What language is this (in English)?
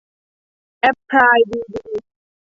Thai